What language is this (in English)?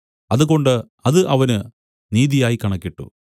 Malayalam